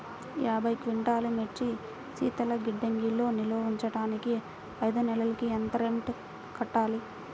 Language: Telugu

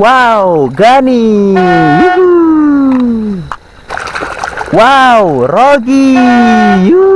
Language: Indonesian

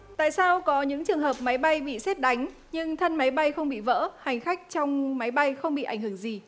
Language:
Vietnamese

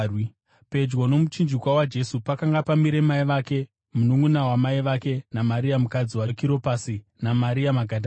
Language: Shona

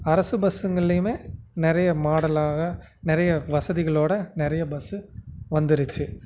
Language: Tamil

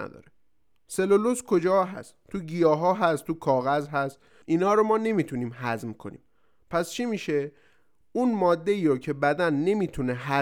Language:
Persian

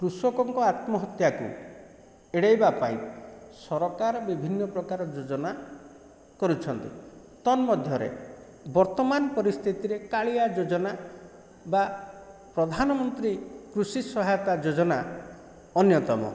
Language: Odia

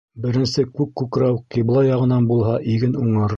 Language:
Bashkir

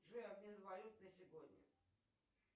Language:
Russian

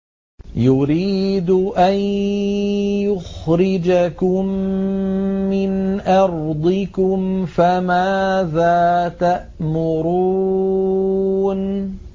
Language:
Arabic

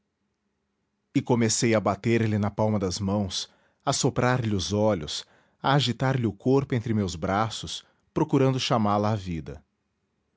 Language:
Portuguese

